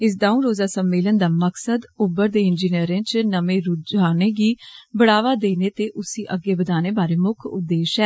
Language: Dogri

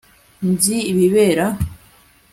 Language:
Kinyarwanda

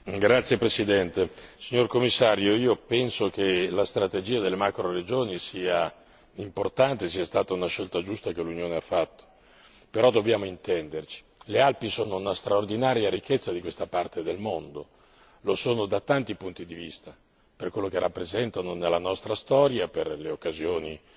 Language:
Italian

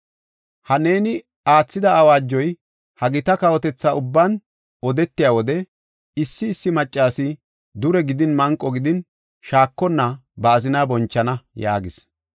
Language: Gofa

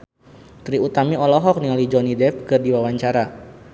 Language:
Sundanese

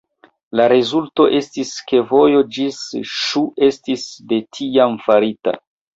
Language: Esperanto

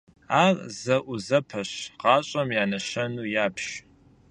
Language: Kabardian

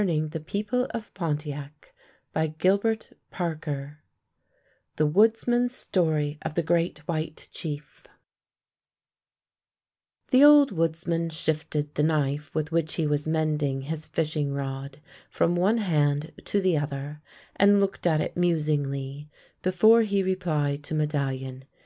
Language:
English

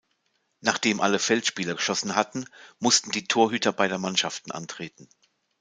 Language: German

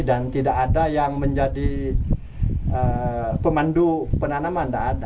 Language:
Indonesian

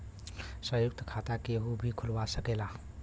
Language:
Bhojpuri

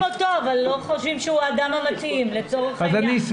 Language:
Hebrew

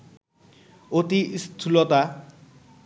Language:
Bangla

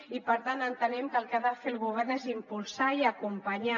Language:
Catalan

